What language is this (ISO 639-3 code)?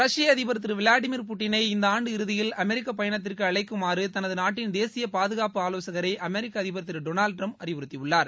tam